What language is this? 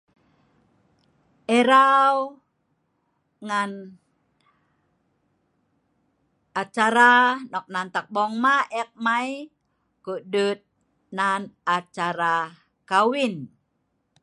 Sa'ban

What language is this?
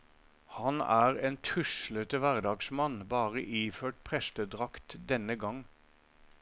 Norwegian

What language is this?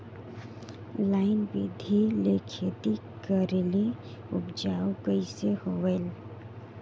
Chhattisgarhi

